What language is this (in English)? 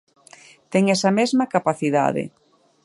Galician